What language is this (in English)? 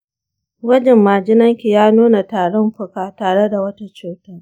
Hausa